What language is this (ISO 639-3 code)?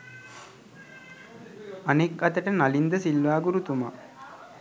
sin